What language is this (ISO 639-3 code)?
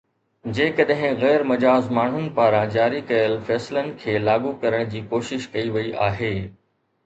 snd